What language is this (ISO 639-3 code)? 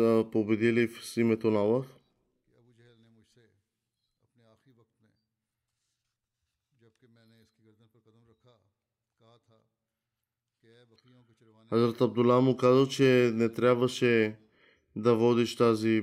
bul